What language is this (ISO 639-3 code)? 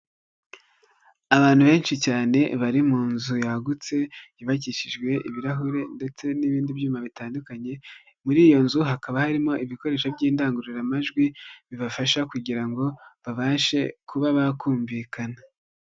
kin